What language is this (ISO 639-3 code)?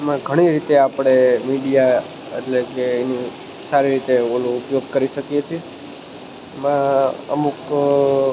guj